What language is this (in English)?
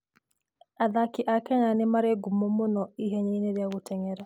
Kikuyu